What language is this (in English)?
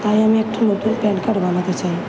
Bangla